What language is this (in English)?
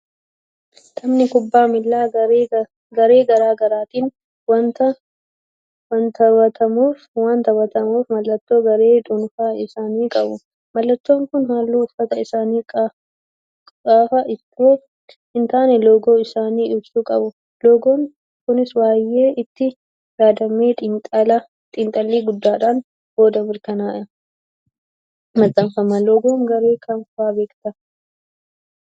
Oromo